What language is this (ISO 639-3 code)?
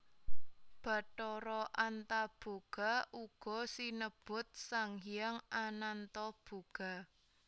jav